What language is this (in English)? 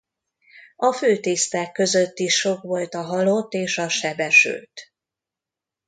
Hungarian